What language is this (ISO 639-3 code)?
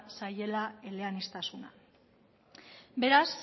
eus